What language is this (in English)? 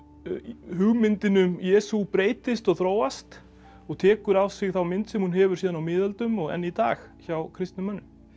Icelandic